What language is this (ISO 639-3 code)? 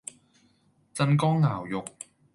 yue